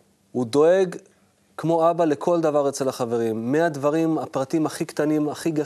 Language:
Hebrew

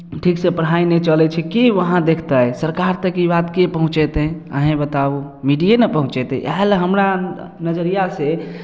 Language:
Maithili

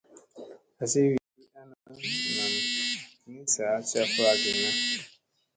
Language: Musey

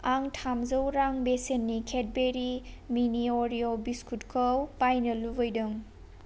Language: Bodo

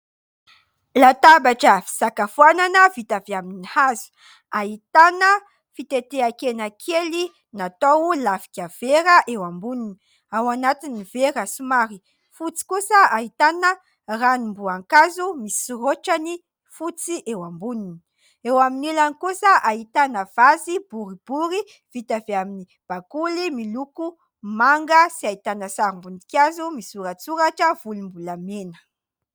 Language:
Malagasy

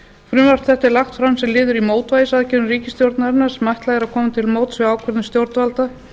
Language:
Icelandic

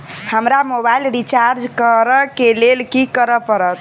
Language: Maithili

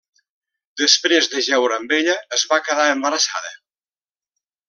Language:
Catalan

